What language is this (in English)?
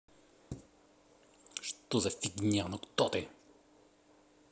Russian